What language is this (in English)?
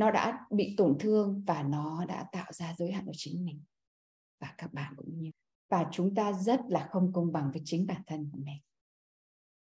Vietnamese